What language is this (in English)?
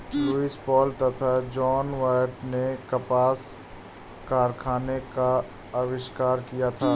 Hindi